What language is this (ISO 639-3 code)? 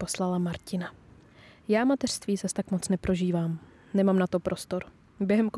ces